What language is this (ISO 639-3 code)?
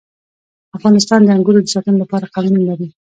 pus